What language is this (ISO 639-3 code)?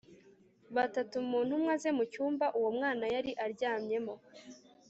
kin